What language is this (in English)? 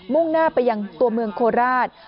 Thai